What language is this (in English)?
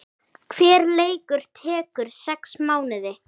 Icelandic